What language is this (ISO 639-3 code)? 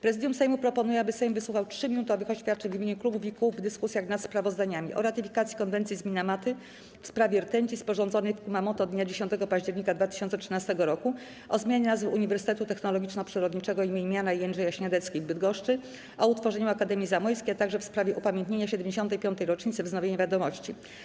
pol